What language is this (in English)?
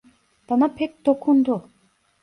Turkish